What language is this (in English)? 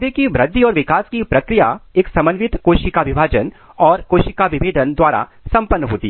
Hindi